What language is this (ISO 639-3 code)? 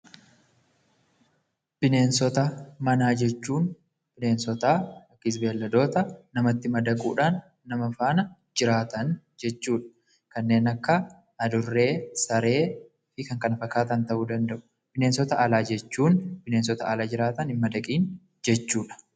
orm